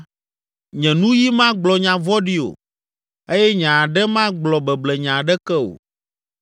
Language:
Ewe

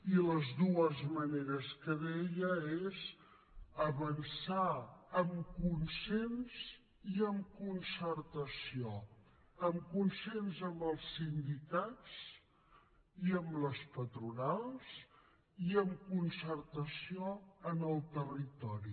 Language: Catalan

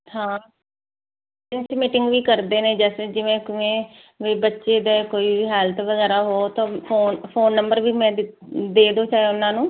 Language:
Punjabi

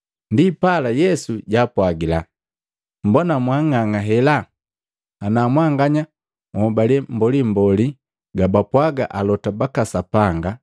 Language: Matengo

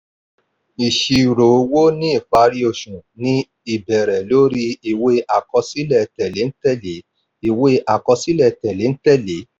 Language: Yoruba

